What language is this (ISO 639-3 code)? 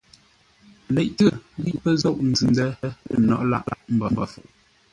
nla